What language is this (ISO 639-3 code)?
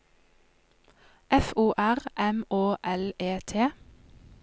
nor